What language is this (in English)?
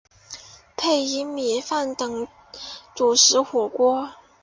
Chinese